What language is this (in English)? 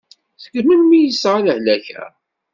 Kabyle